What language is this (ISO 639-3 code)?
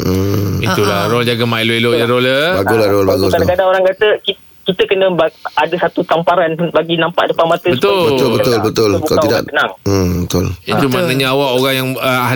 msa